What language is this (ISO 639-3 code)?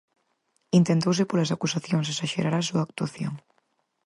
glg